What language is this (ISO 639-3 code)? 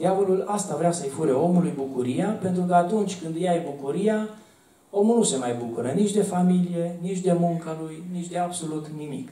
ron